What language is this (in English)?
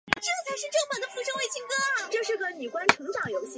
Chinese